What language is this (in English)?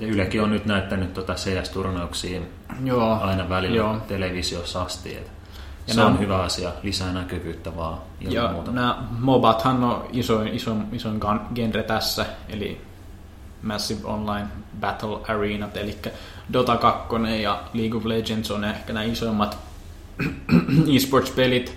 Finnish